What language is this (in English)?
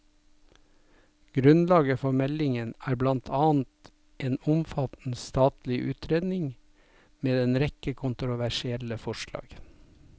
Norwegian